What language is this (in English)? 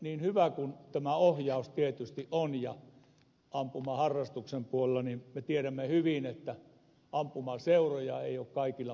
Finnish